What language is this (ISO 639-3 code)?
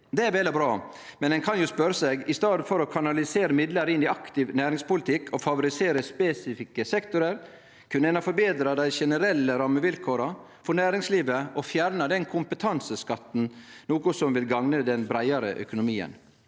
nor